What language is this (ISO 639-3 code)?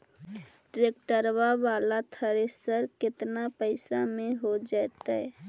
mag